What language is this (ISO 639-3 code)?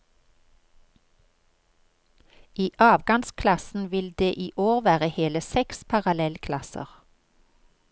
nor